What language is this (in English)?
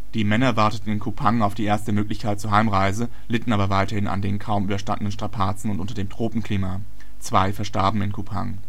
German